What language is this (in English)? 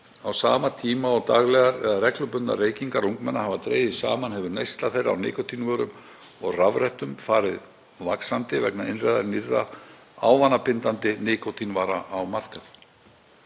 Icelandic